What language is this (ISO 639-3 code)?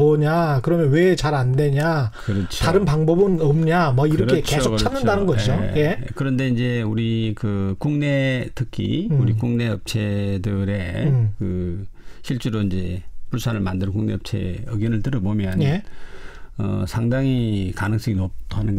kor